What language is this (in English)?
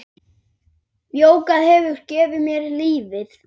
Icelandic